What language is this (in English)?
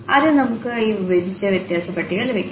Malayalam